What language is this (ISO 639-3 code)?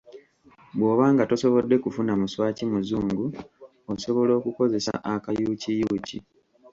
lug